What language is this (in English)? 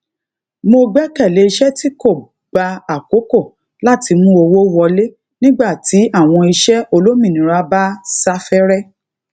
Yoruba